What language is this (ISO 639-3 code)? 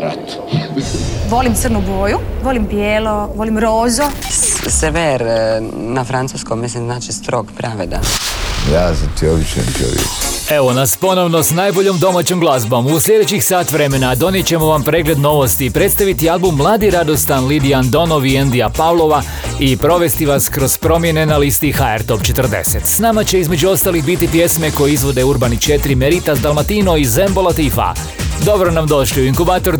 hrv